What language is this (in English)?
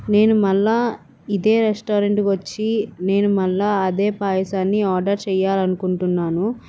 Telugu